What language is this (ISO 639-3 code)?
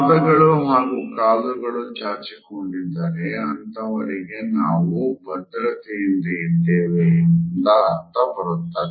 kan